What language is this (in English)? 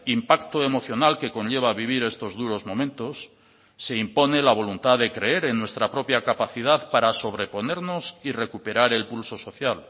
Spanish